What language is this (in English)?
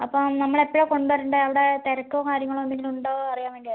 Malayalam